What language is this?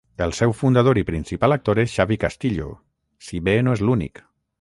Catalan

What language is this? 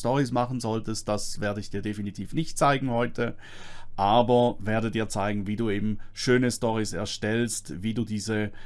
German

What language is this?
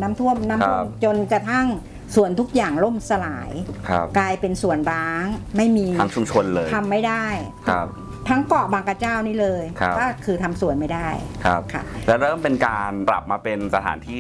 Thai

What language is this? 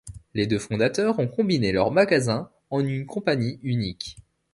French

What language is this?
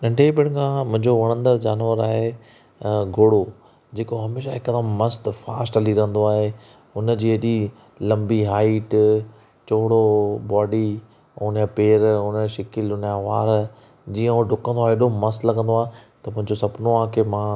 Sindhi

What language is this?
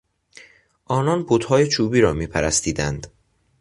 Persian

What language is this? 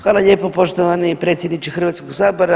Croatian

